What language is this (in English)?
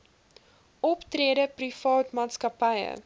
Afrikaans